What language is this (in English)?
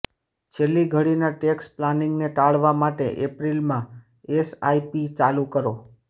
Gujarati